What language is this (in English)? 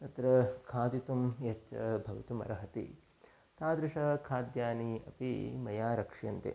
Sanskrit